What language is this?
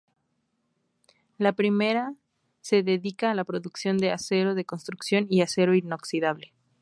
Spanish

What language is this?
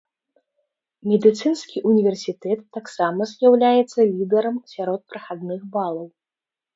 Belarusian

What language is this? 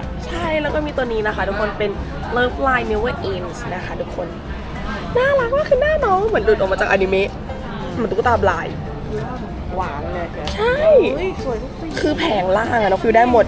Thai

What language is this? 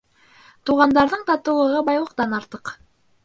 Bashkir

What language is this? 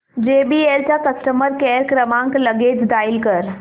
Marathi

